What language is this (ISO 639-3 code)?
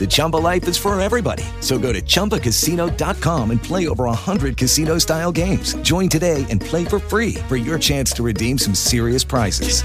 urd